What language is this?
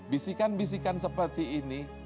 Indonesian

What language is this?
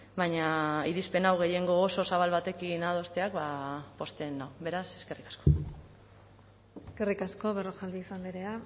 Basque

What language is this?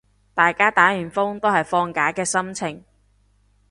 Cantonese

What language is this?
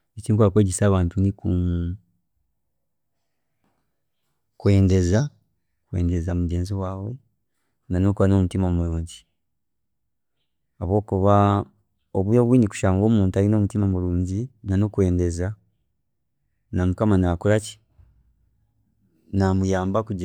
Chiga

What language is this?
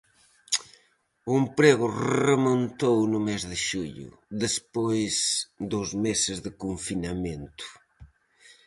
Galician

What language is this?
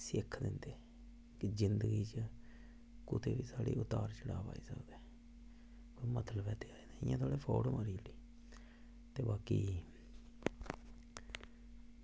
Dogri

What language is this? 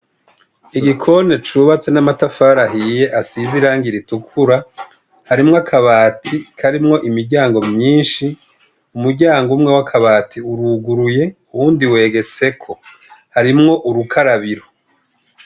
Rundi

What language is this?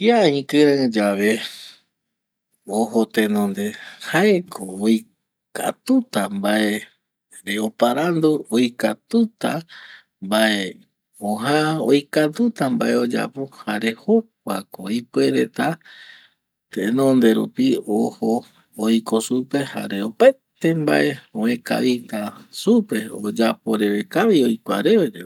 Eastern Bolivian Guaraní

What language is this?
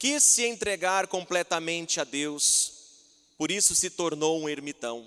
Portuguese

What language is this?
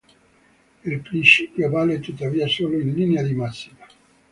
Italian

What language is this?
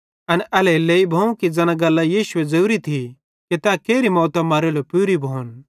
Bhadrawahi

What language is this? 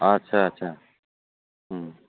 Bodo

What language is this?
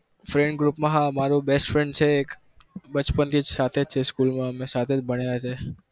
Gujarati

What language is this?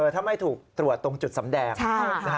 Thai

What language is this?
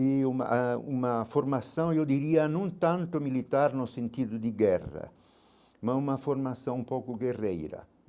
Portuguese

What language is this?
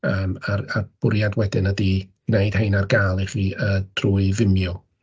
Welsh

